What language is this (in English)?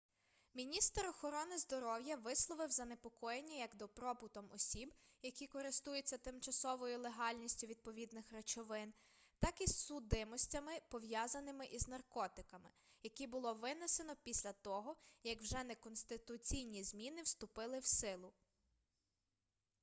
Ukrainian